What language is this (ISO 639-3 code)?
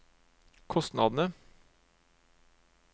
nor